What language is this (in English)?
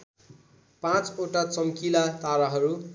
Nepali